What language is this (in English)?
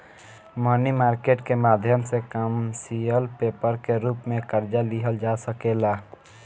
Bhojpuri